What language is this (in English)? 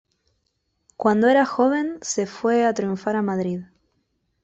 Spanish